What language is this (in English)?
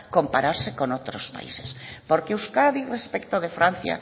Spanish